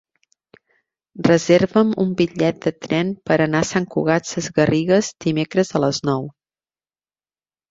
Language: Catalan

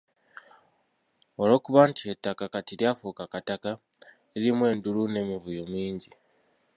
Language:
Ganda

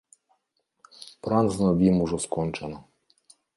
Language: Belarusian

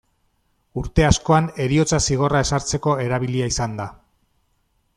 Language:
Basque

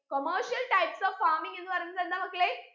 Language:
Malayalam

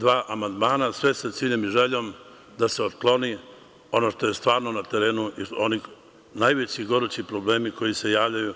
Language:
Serbian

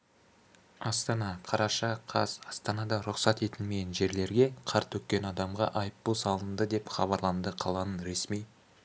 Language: Kazakh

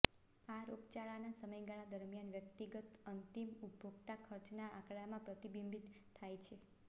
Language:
Gujarati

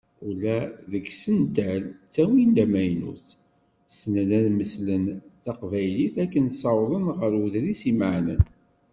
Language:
Kabyle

